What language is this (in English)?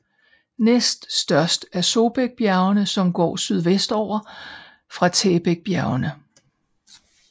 Danish